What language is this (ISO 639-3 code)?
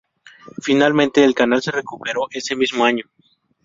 spa